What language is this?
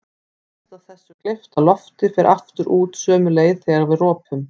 Icelandic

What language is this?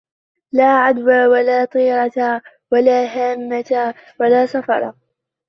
Arabic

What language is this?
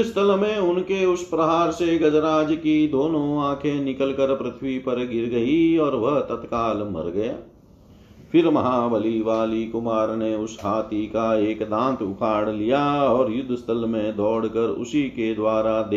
Hindi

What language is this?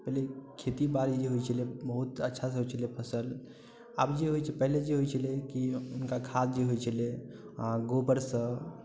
Maithili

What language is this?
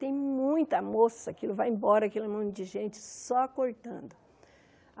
Portuguese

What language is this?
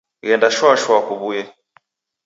Taita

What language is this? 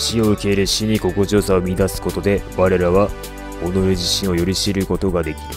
Japanese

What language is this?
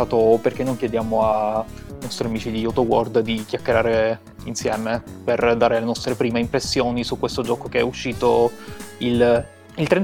Italian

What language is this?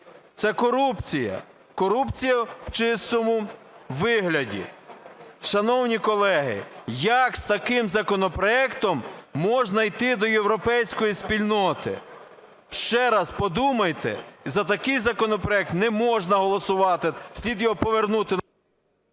Ukrainian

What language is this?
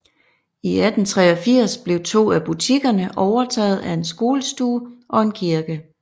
Danish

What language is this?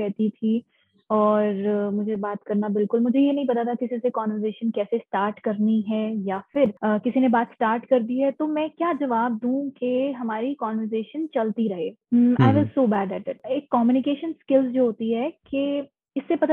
Hindi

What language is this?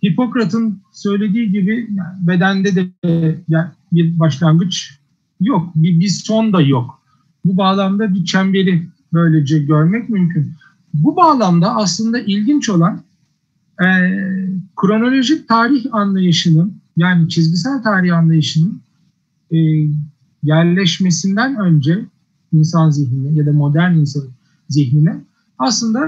Turkish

